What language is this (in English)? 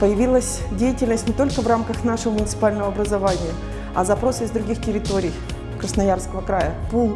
Russian